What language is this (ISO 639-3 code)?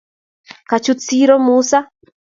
kln